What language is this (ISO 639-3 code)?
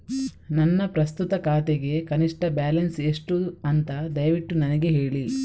kan